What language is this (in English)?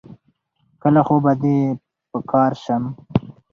Pashto